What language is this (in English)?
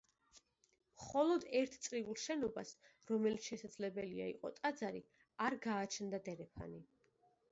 Georgian